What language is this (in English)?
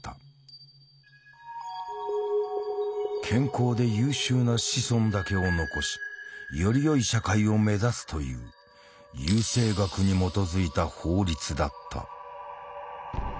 Japanese